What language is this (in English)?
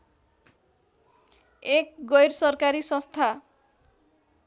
Nepali